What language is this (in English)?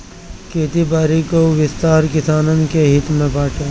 Bhojpuri